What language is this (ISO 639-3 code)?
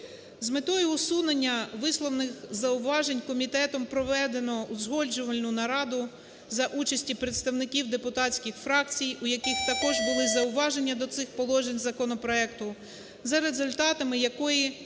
ukr